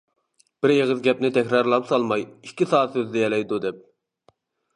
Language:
Uyghur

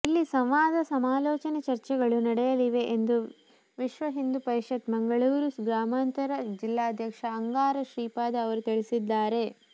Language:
Kannada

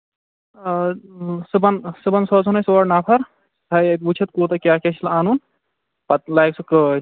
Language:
Kashmiri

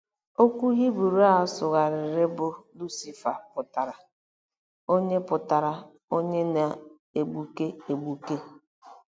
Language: Igbo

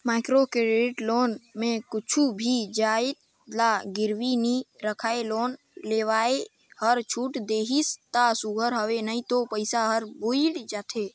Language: Chhattisgarhi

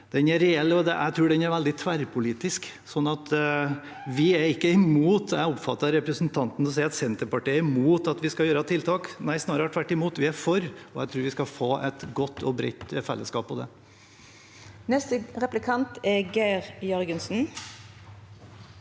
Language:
Norwegian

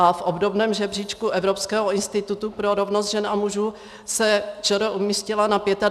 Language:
Czech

